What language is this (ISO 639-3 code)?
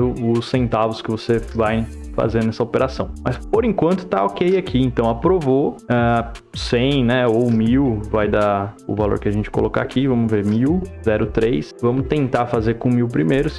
por